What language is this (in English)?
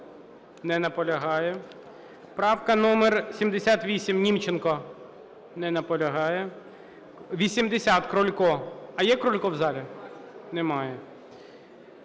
Ukrainian